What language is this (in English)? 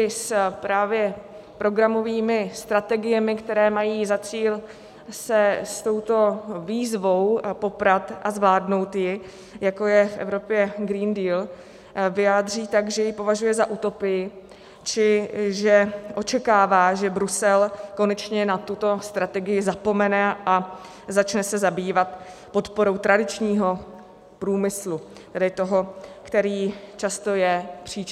Czech